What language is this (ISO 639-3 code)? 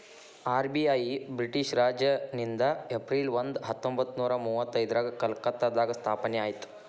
kan